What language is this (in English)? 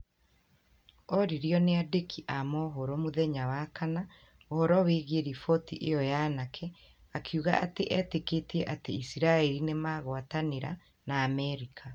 Kikuyu